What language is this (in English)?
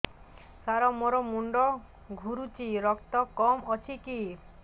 Odia